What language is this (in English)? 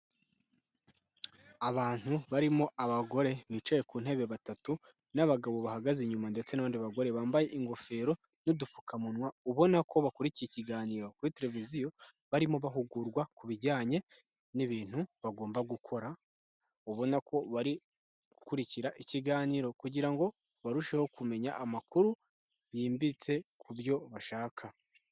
Kinyarwanda